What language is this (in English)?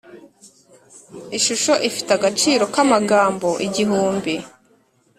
Kinyarwanda